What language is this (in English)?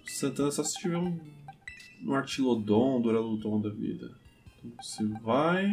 Portuguese